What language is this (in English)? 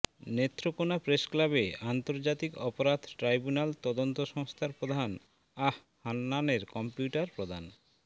Bangla